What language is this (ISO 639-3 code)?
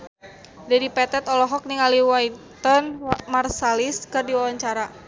sun